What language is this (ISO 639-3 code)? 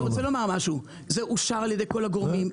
heb